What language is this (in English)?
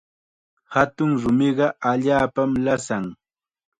Chiquián Ancash Quechua